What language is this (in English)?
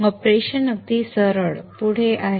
Marathi